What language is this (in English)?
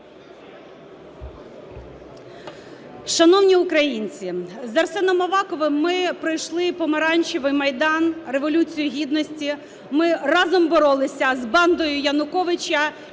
Ukrainian